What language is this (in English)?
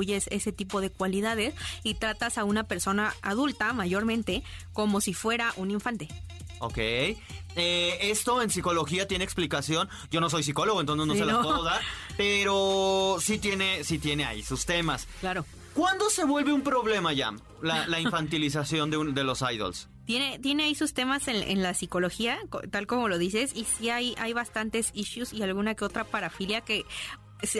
Spanish